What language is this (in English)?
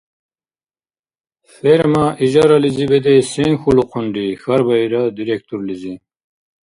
Dargwa